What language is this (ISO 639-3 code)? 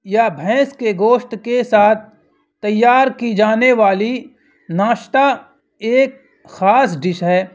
urd